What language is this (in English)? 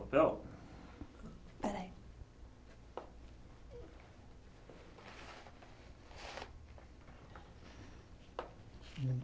Portuguese